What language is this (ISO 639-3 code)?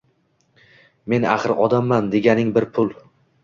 uzb